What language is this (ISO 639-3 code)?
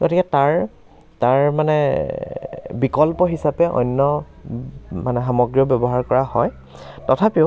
asm